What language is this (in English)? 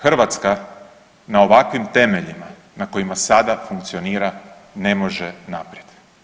Croatian